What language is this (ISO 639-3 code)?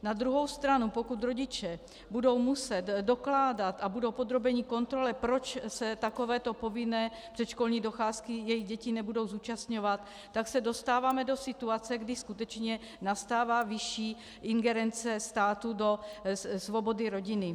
ces